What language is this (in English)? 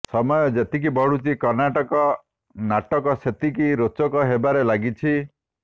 Odia